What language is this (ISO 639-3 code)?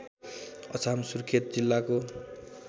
nep